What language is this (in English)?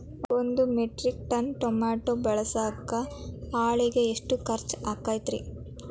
Kannada